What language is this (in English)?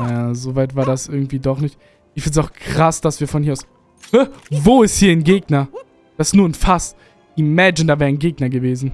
German